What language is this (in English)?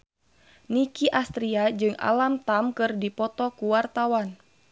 Sundanese